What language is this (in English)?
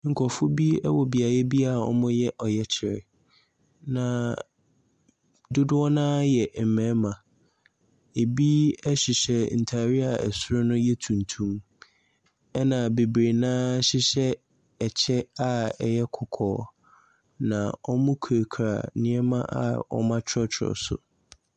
Akan